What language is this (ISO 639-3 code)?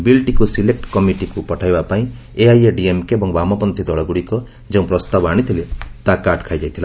ori